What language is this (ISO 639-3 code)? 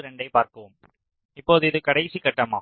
tam